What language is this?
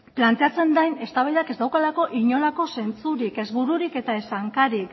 Basque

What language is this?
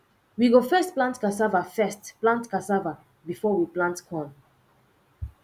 Nigerian Pidgin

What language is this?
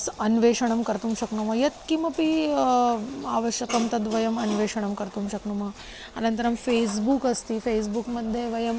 Sanskrit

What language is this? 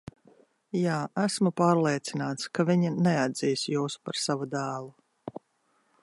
Latvian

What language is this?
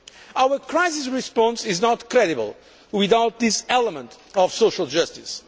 English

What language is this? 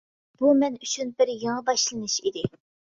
Uyghur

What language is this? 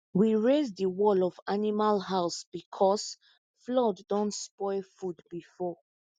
Nigerian Pidgin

